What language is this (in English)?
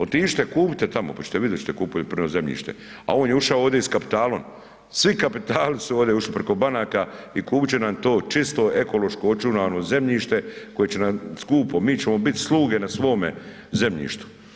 Croatian